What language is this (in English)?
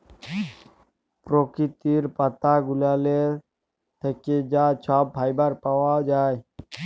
Bangla